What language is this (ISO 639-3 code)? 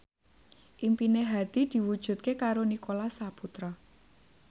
jav